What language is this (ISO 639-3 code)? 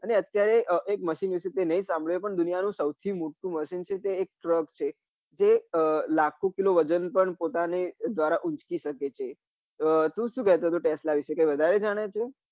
guj